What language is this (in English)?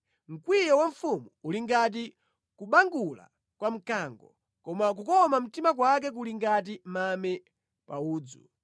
Nyanja